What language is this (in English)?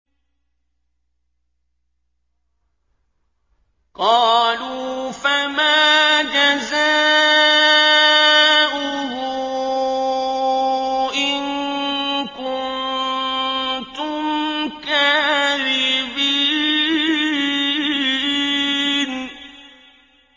Arabic